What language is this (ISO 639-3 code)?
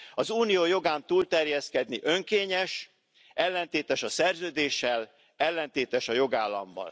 hun